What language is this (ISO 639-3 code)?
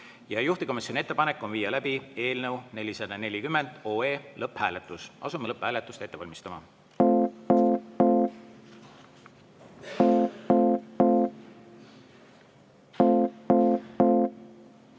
est